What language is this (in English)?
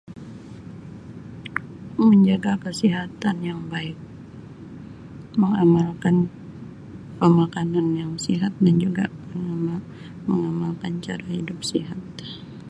Sabah Malay